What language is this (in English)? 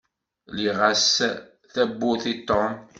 Kabyle